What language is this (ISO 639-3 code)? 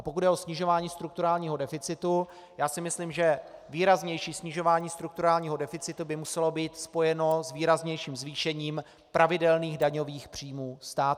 ces